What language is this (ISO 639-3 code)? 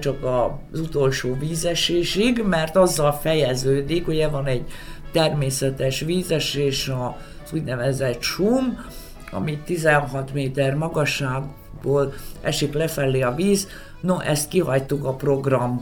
hun